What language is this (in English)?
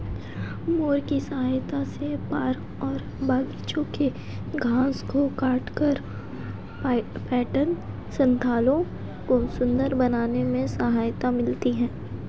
Hindi